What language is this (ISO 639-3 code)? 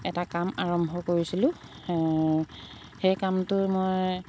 asm